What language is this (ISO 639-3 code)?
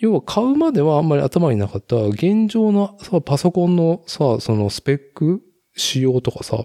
jpn